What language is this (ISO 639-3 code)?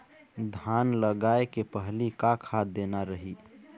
hne